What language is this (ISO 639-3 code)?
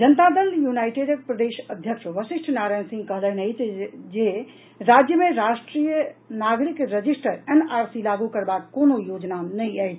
mai